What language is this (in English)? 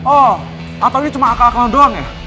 Indonesian